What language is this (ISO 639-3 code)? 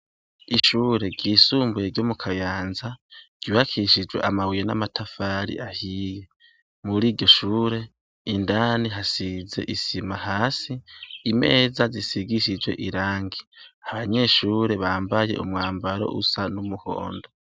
run